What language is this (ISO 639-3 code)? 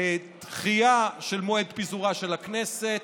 heb